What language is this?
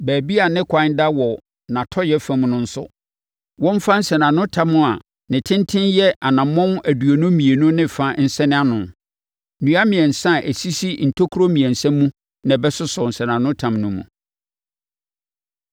Akan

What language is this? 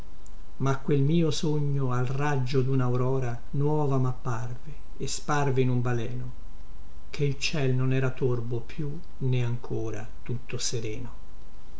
Italian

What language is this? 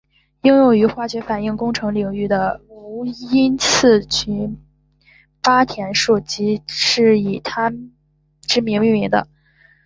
Chinese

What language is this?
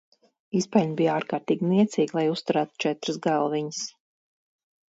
Latvian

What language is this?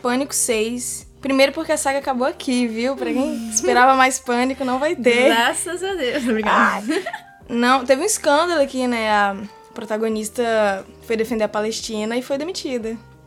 Portuguese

